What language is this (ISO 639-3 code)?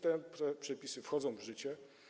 pol